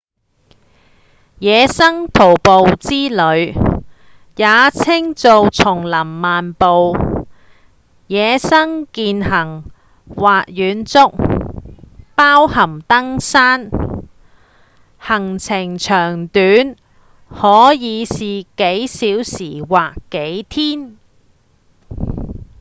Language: Cantonese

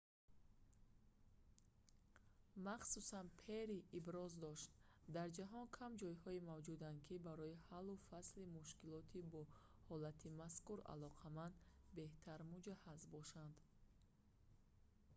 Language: Tajik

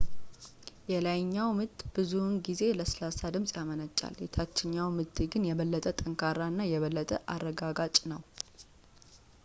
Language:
Amharic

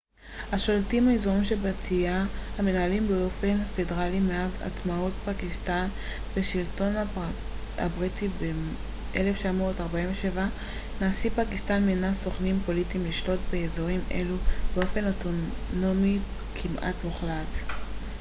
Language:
Hebrew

